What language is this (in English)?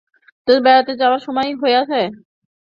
Bangla